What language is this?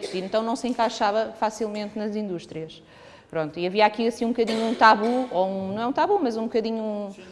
Portuguese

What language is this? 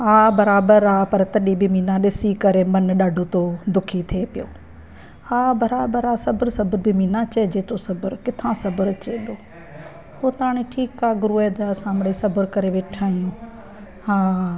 Sindhi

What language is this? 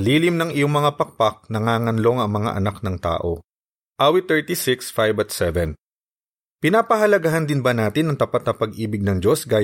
Filipino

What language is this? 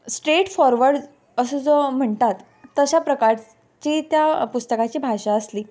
Konkani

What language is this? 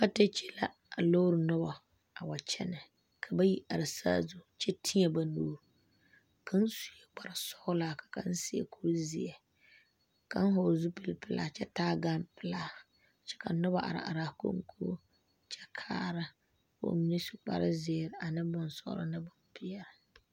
Southern Dagaare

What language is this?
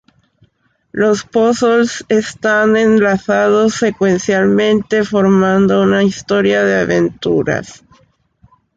Spanish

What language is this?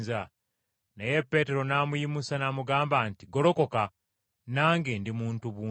Ganda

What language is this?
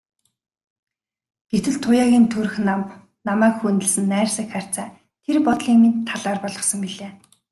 Mongolian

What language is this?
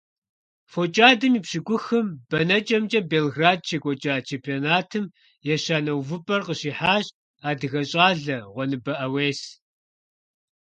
Kabardian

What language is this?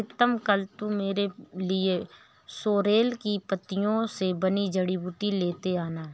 Hindi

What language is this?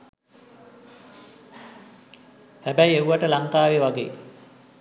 Sinhala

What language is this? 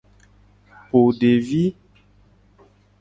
Gen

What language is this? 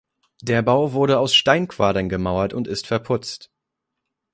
German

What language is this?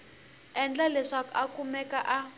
Tsonga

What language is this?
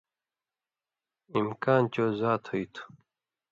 Indus Kohistani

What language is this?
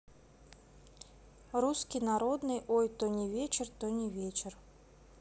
Russian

